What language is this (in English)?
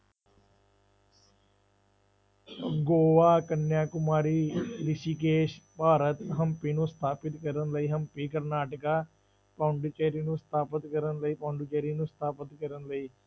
Punjabi